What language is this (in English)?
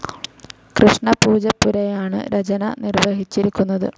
Malayalam